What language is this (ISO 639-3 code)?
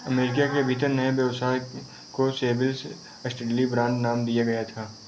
hin